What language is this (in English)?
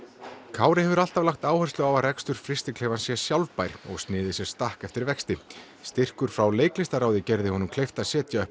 Icelandic